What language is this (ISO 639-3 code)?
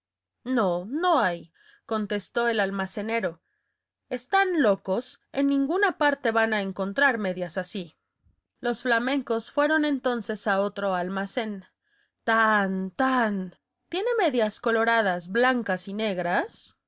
spa